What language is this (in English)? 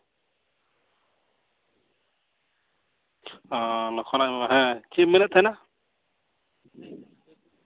Santali